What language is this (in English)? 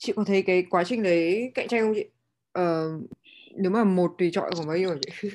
Vietnamese